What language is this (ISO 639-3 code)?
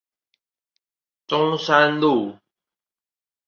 zho